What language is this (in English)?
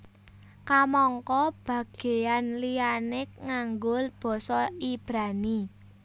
Javanese